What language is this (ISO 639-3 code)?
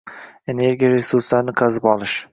uzb